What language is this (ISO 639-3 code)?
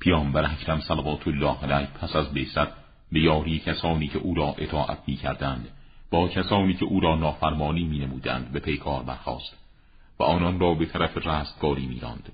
fas